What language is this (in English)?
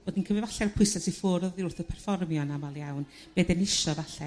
Welsh